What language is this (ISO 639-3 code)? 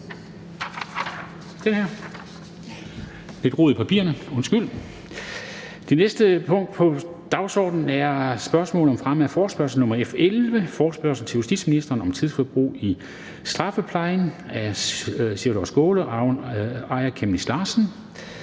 dan